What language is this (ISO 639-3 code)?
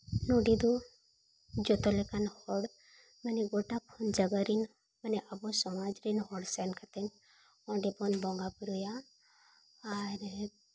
sat